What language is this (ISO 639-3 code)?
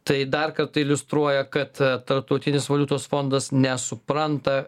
lit